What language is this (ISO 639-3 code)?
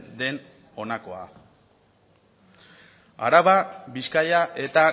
eus